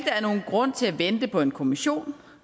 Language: Danish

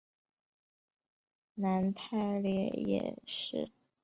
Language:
Chinese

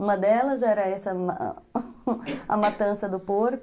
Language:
Portuguese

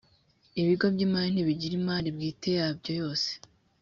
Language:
Kinyarwanda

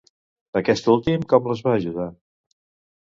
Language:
Catalan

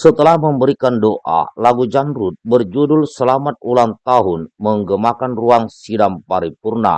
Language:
Indonesian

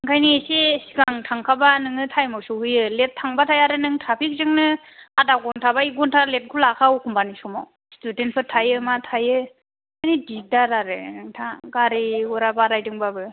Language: Bodo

